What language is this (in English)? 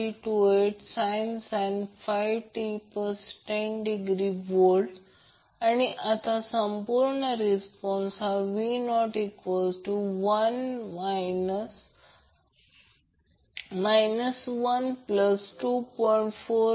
Marathi